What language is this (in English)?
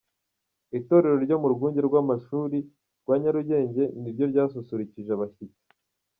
Kinyarwanda